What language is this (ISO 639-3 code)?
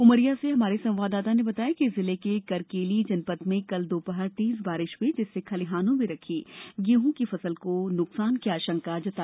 hin